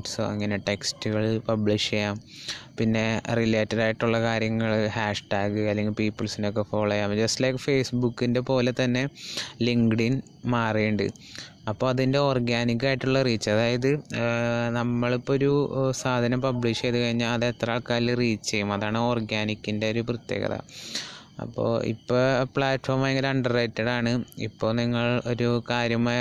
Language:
Malayalam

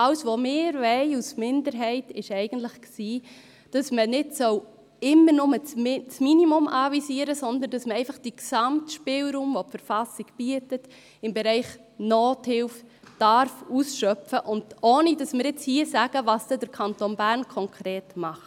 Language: Swiss German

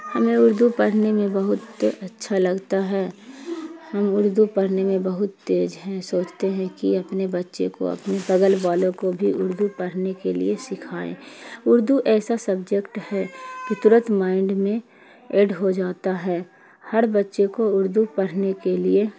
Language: Urdu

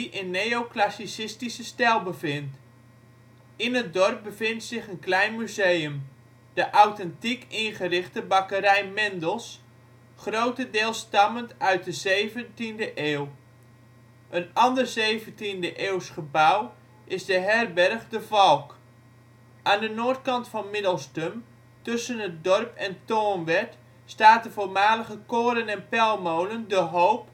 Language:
Dutch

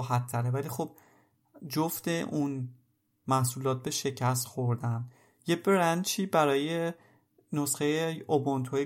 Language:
Persian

